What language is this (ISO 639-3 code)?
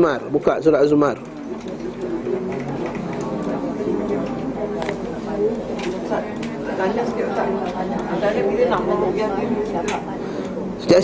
msa